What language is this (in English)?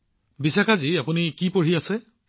Assamese